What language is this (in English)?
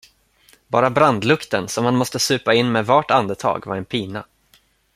Swedish